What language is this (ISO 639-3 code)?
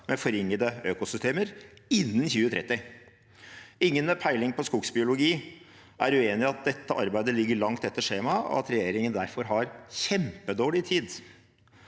nor